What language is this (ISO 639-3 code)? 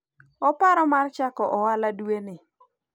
luo